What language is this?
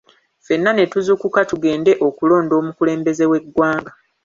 Ganda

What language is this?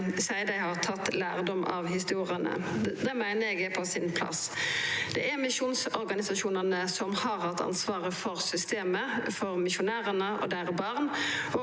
Norwegian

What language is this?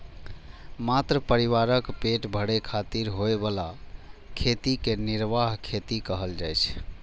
Maithili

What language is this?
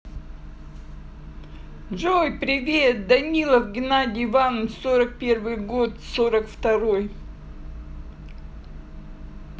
Russian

